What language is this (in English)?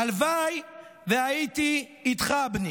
Hebrew